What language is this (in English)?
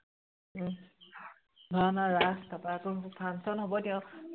Assamese